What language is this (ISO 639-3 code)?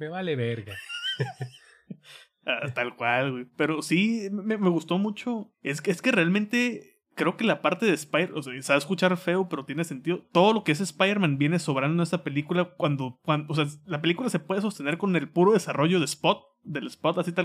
spa